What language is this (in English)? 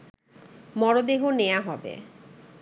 Bangla